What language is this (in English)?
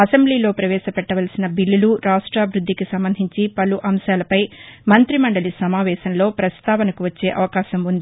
Telugu